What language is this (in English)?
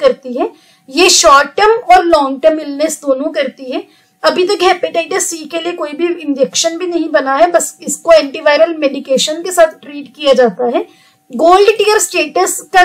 Hindi